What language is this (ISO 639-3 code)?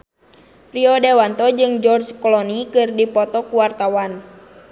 sun